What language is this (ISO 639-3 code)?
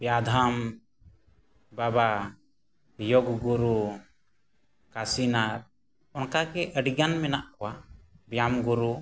sat